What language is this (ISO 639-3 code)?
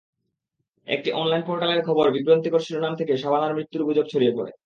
ben